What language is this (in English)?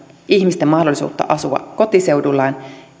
Finnish